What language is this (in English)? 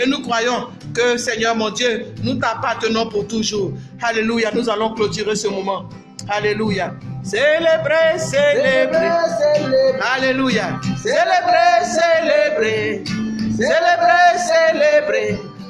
French